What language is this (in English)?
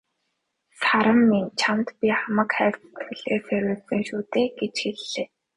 Mongolian